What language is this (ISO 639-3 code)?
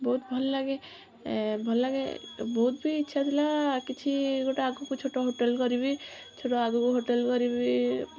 ori